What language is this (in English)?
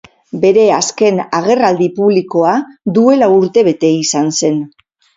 Basque